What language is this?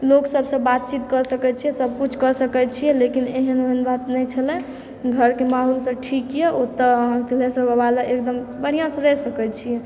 Maithili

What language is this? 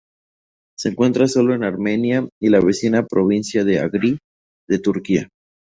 Spanish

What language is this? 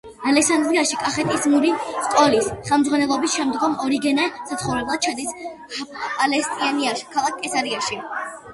Georgian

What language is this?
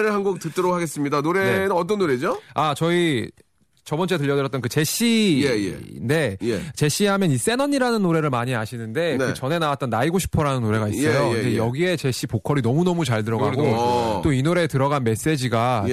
Korean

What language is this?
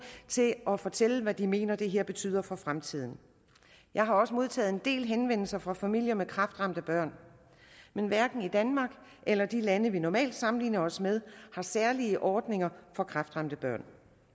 Danish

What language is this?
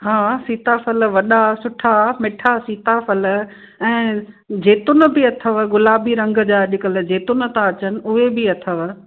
Sindhi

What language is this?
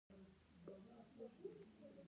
Pashto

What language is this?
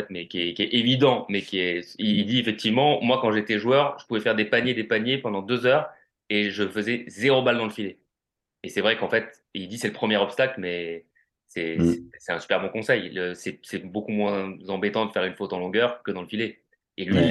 French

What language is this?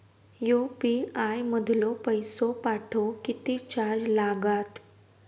Marathi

